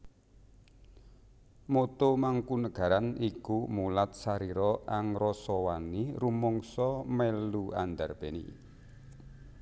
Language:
Javanese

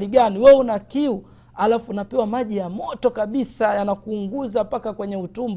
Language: Swahili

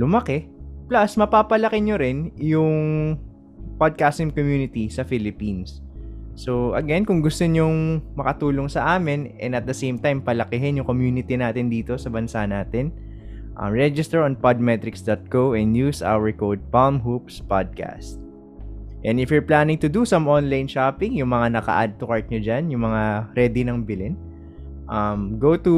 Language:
Filipino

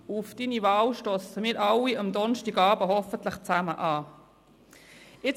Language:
Swiss German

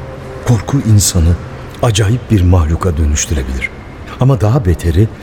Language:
Turkish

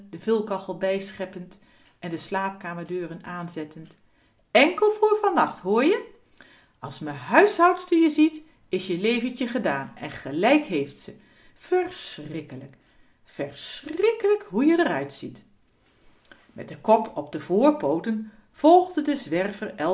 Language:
Dutch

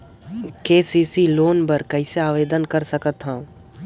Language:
Chhattisgarhi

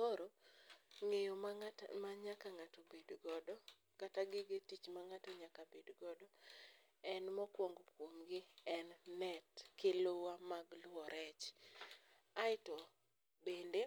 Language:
Luo (Kenya and Tanzania)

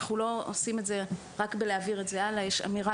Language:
Hebrew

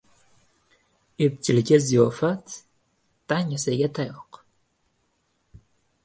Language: Uzbek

